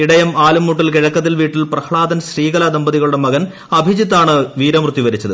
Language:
Malayalam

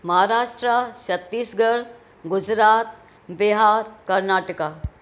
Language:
Sindhi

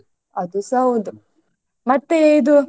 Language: Kannada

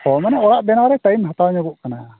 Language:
Santali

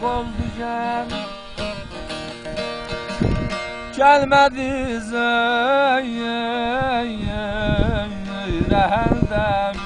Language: Turkish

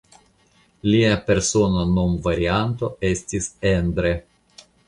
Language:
Esperanto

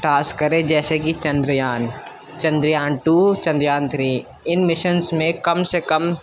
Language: Urdu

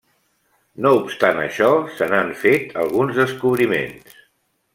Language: Catalan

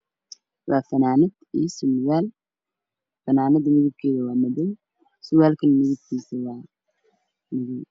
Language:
Somali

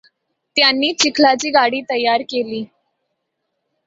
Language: Marathi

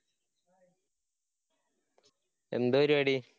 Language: Malayalam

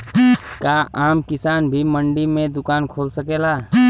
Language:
Bhojpuri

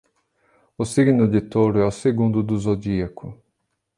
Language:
Portuguese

